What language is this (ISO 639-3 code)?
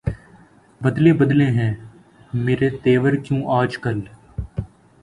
urd